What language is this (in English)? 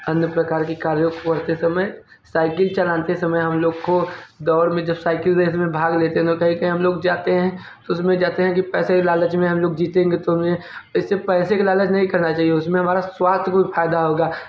Hindi